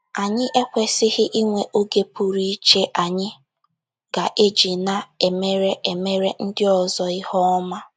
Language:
Igbo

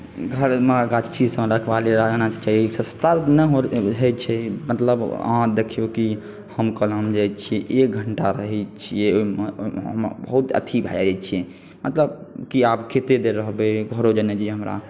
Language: Maithili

